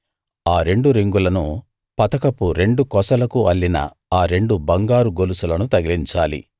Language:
Telugu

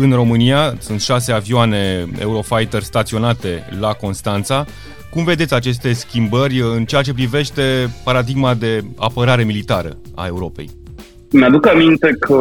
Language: Romanian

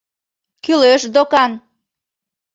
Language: Mari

